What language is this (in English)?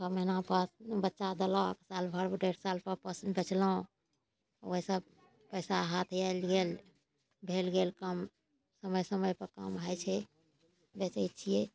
Maithili